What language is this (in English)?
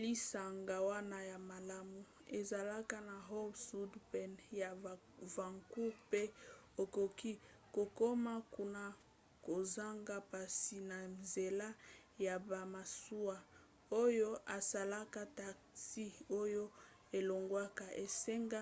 Lingala